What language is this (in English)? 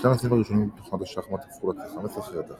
Hebrew